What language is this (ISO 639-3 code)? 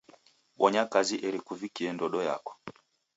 dav